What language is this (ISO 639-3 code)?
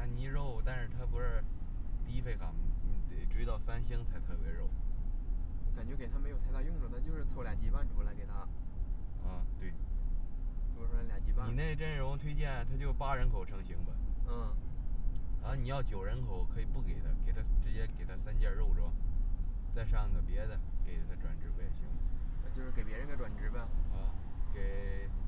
zho